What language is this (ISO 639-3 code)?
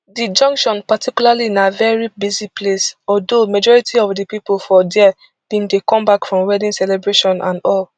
pcm